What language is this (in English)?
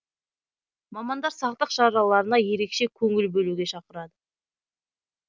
Kazakh